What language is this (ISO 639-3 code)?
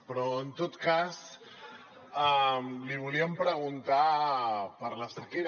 cat